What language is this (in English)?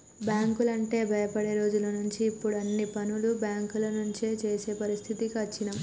Telugu